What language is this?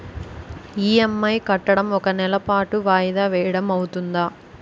Telugu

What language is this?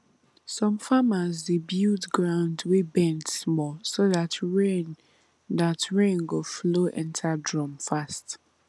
Nigerian Pidgin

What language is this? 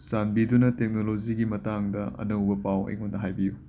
Manipuri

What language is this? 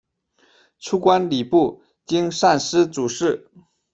Chinese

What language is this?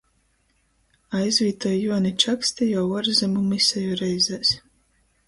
Latgalian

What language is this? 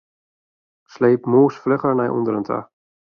Western Frisian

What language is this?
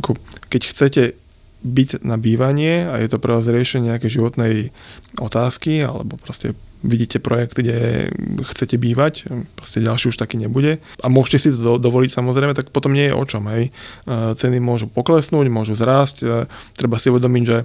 Slovak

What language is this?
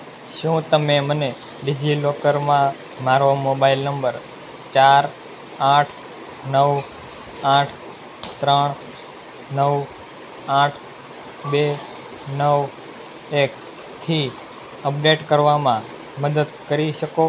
Gujarati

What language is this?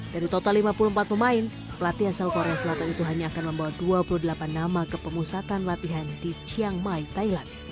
Indonesian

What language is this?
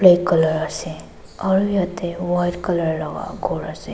Naga Pidgin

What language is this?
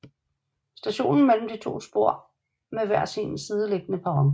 Danish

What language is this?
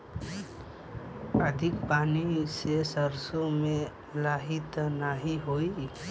Bhojpuri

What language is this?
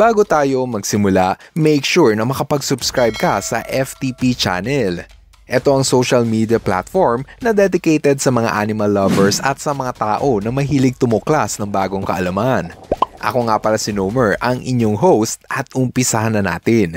Filipino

